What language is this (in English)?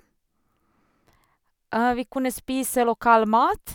Norwegian